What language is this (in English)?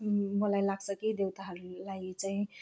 Nepali